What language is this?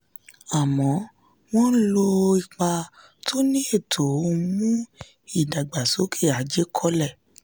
Yoruba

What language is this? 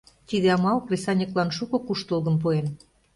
Mari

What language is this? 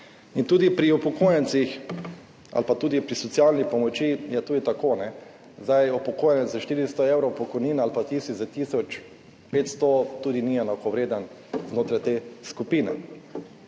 Slovenian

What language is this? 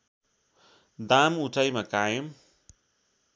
Nepali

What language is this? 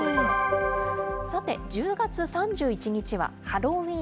Japanese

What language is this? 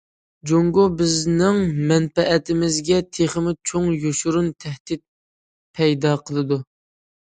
Uyghur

